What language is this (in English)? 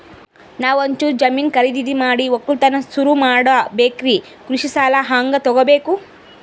Kannada